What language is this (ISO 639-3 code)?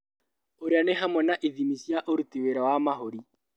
kik